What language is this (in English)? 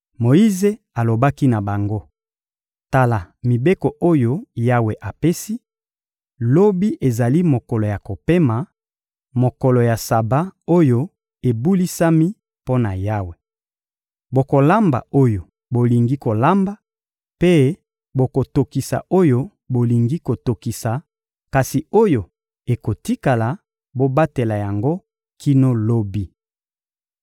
Lingala